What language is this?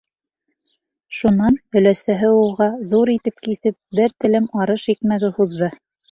Bashkir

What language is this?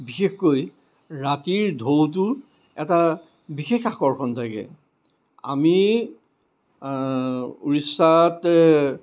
Assamese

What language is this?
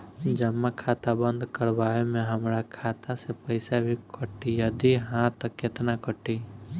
Bhojpuri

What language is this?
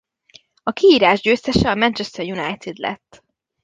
Hungarian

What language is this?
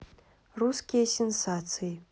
Russian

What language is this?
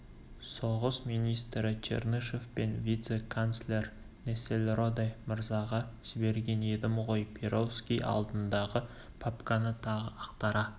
Kazakh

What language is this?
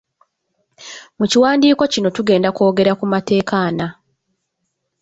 Ganda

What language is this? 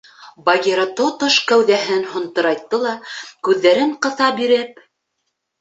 Bashkir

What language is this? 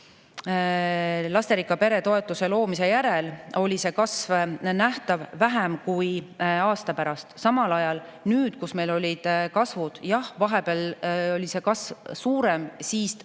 Estonian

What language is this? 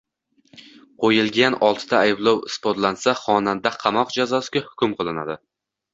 Uzbek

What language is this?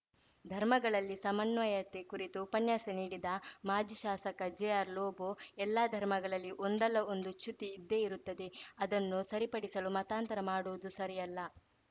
Kannada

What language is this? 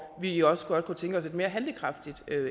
Danish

